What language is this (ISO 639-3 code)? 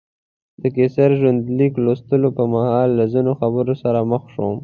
pus